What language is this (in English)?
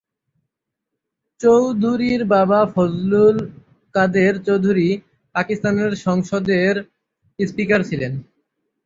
Bangla